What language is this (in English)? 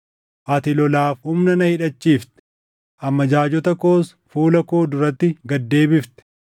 Oromo